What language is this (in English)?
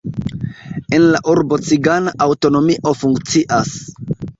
Esperanto